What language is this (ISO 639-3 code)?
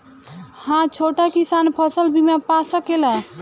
bho